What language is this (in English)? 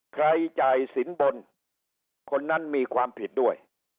Thai